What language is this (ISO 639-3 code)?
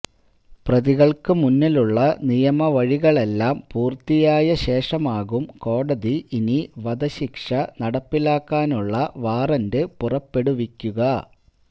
mal